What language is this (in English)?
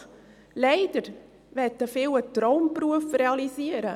Swiss German